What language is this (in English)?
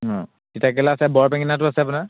Assamese